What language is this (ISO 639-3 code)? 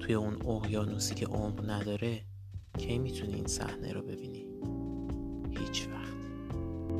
fas